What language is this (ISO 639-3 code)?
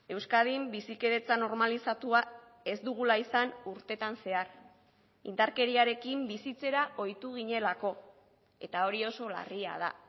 eus